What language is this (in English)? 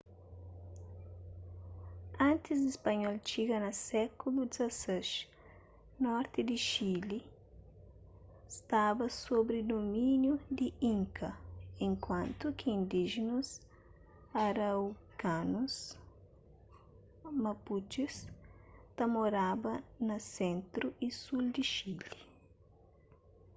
Kabuverdianu